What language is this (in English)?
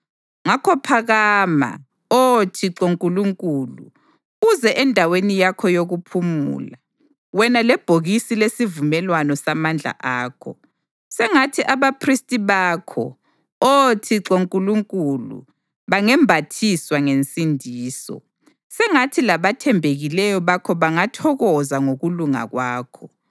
North Ndebele